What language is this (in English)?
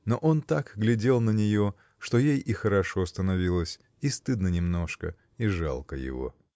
Russian